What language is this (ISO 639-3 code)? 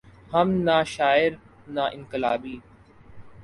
urd